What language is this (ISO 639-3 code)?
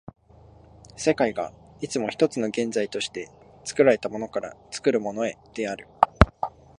jpn